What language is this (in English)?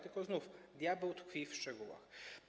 Polish